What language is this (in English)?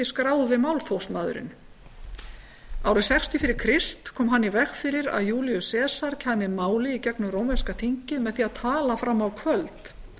Icelandic